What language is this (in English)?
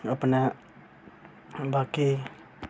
Dogri